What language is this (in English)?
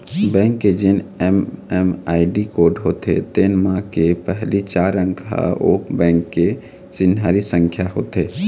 Chhattisgarhi